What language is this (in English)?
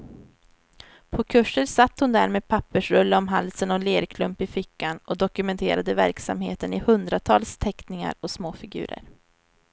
Swedish